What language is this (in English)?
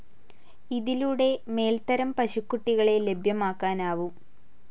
Malayalam